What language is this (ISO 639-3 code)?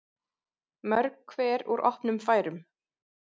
isl